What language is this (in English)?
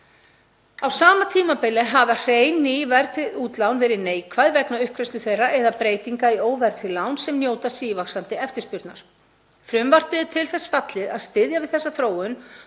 Icelandic